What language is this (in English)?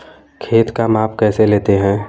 Hindi